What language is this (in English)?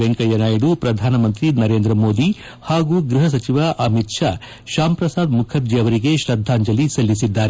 Kannada